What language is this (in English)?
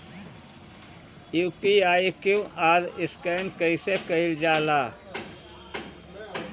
Bhojpuri